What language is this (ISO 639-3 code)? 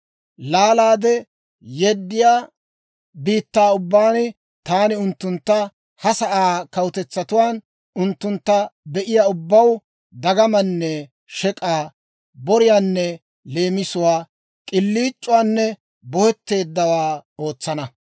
dwr